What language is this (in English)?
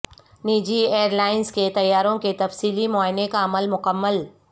Urdu